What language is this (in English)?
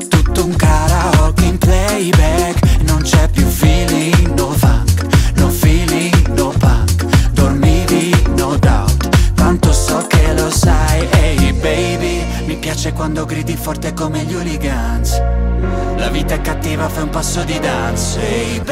Italian